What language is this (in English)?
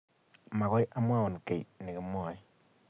Kalenjin